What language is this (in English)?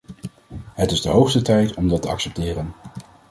Dutch